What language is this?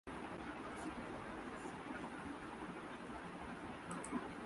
Urdu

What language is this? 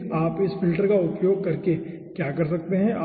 Hindi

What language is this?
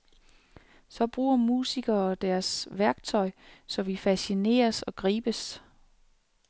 Danish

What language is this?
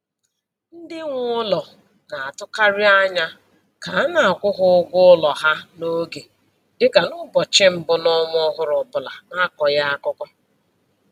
Igbo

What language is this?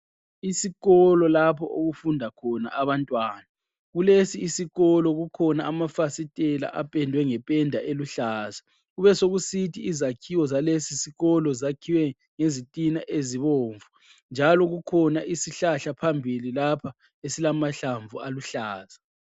North Ndebele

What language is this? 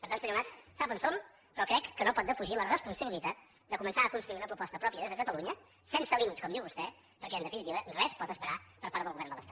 Catalan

